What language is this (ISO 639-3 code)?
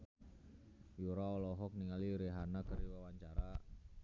sun